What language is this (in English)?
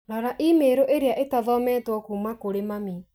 Kikuyu